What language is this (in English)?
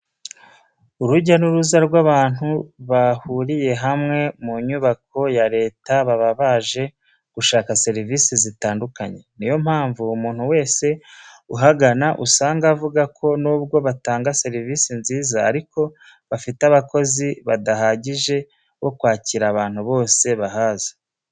Kinyarwanda